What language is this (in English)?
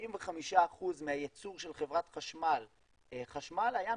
Hebrew